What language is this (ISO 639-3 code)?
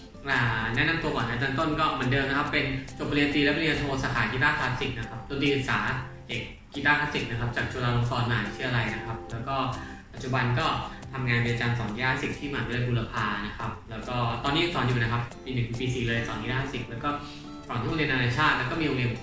tha